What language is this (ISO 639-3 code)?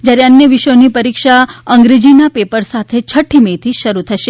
guj